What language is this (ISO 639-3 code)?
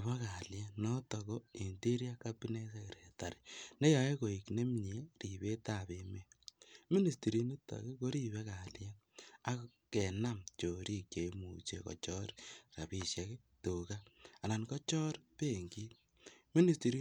kln